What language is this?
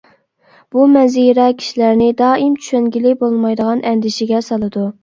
Uyghur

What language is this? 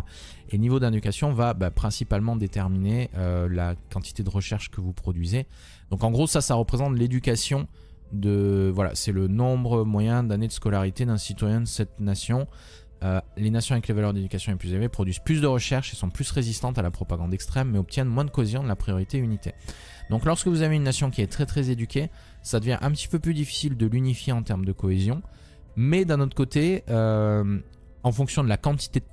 French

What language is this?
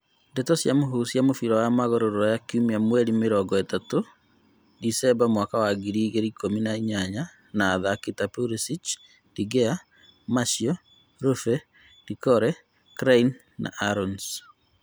Kikuyu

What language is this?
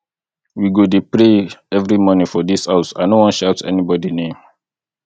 Nigerian Pidgin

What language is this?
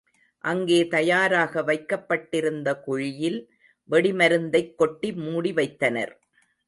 Tamil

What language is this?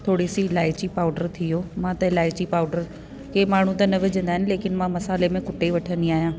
Sindhi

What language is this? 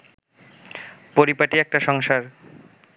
Bangla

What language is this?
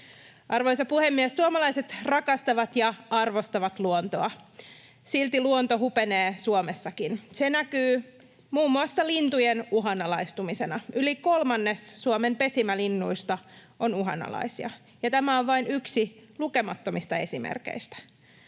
Finnish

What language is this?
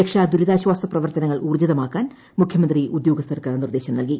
Malayalam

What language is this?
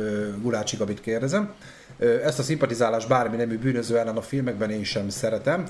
Hungarian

